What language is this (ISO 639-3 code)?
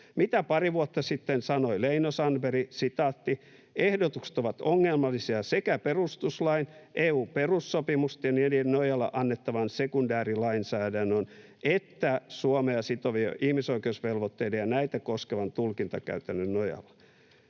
fin